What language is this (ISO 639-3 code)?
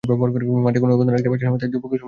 ben